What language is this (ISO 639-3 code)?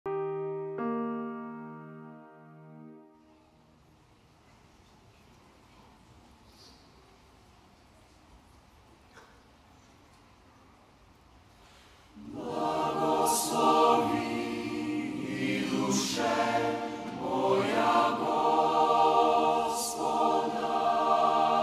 ukr